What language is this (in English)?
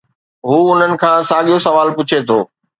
Sindhi